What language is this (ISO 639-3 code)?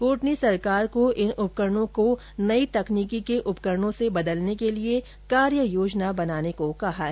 hin